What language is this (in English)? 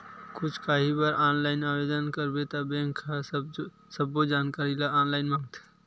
Chhattisgarhi